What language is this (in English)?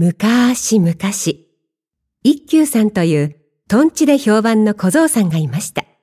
Japanese